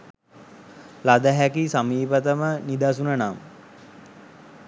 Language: Sinhala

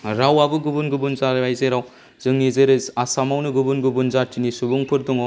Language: Bodo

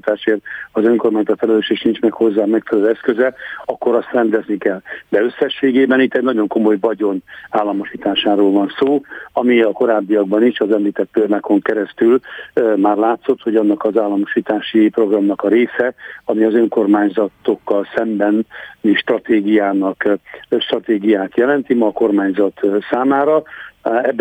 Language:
Hungarian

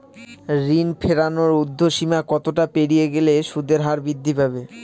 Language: Bangla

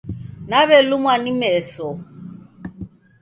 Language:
Taita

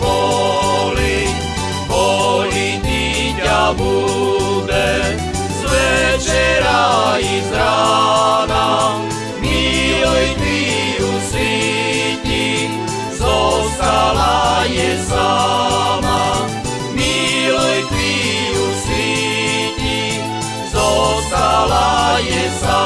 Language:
Slovak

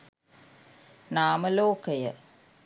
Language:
Sinhala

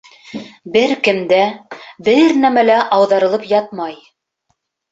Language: Bashkir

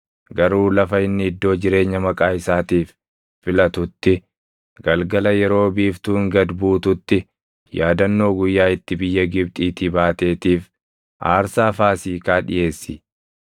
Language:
Oromo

